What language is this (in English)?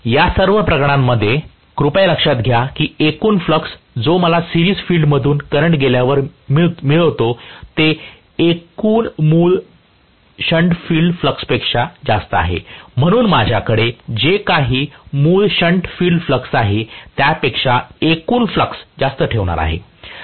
Marathi